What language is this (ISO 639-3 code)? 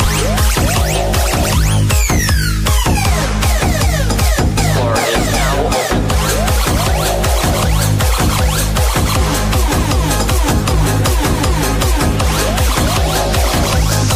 eng